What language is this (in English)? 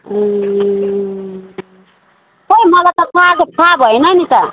Nepali